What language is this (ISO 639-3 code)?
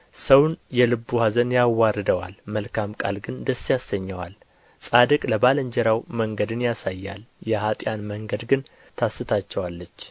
amh